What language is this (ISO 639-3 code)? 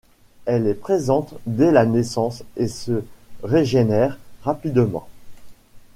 fra